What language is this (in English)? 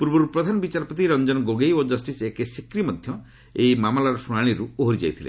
Odia